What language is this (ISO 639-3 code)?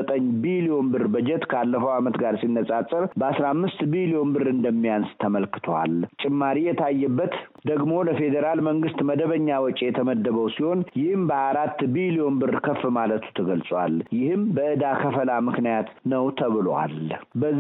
amh